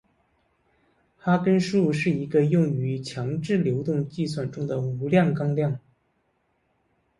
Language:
Chinese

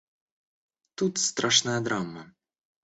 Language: Russian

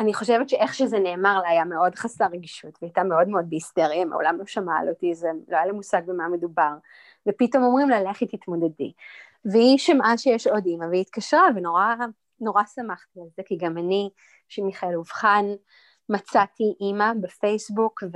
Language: Hebrew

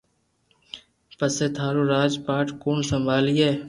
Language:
Loarki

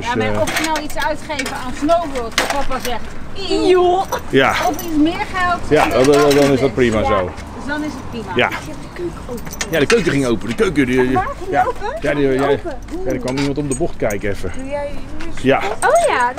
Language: Dutch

